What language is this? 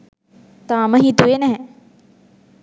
Sinhala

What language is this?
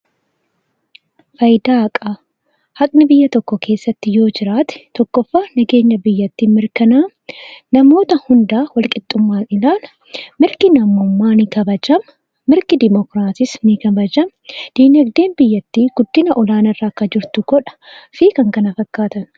Oromo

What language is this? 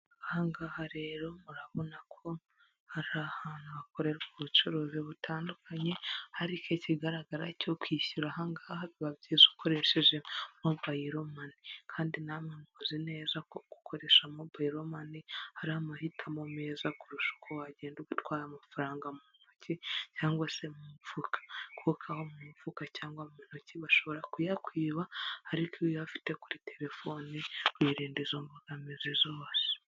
Kinyarwanda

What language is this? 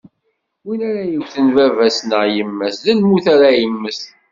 Kabyle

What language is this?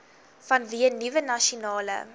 Afrikaans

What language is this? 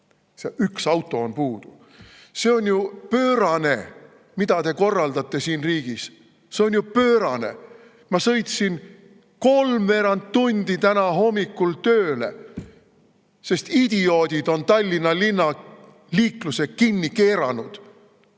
Estonian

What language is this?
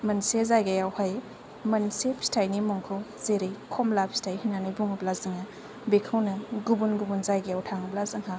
Bodo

